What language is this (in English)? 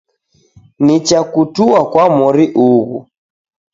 Taita